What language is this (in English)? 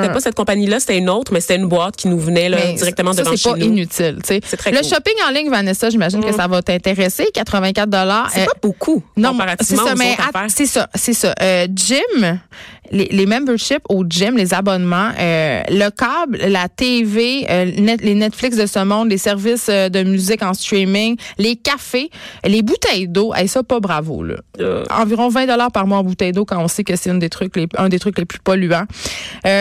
French